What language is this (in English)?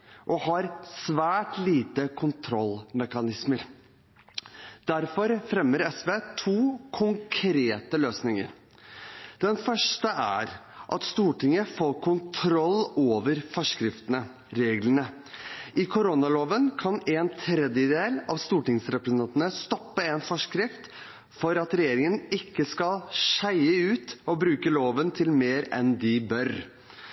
Norwegian Bokmål